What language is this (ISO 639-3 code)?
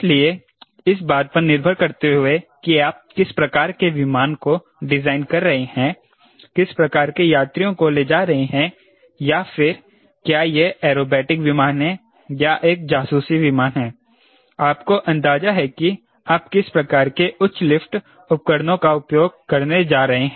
hin